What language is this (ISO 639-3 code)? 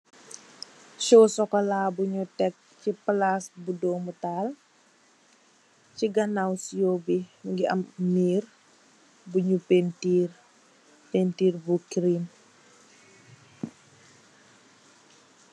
wol